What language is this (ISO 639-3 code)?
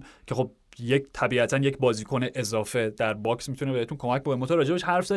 fas